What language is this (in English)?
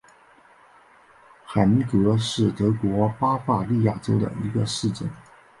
Chinese